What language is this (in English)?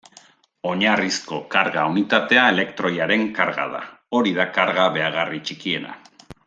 Basque